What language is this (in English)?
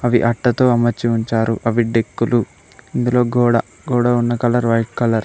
Telugu